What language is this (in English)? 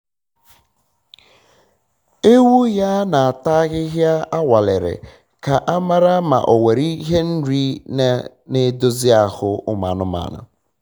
Igbo